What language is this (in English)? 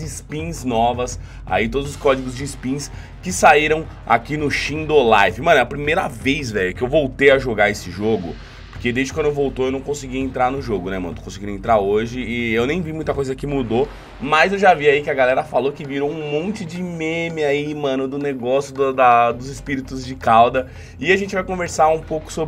Portuguese